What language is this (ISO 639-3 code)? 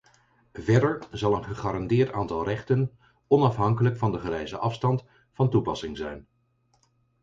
nld